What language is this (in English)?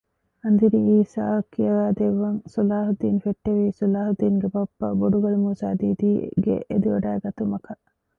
Divehi